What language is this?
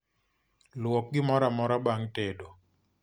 Luo (Kenya and Tanzania)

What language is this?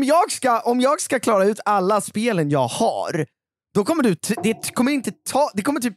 Swedish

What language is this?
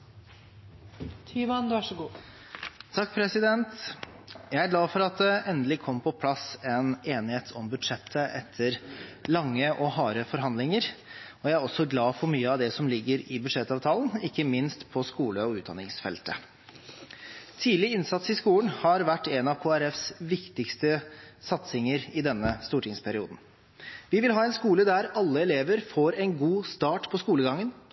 Norwegian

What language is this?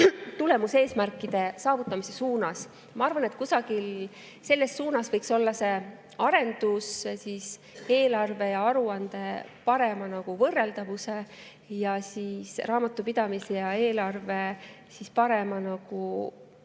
Estonian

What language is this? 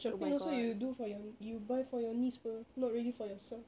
English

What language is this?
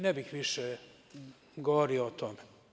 Serbian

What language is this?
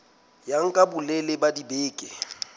Southern Sotho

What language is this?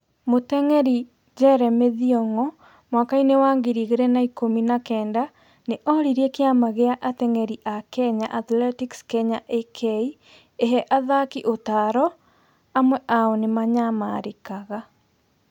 Kikuyu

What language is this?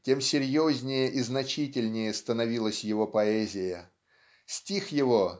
Russian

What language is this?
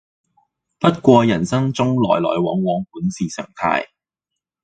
Cantonese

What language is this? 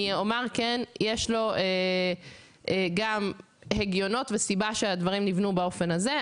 Hebrew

